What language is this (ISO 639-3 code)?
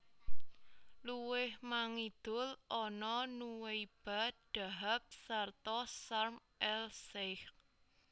jav